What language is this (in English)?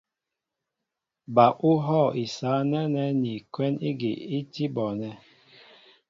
Mbo (Cameroon)